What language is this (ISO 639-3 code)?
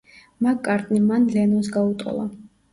kat